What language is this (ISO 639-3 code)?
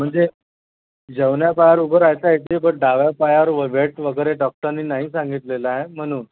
mar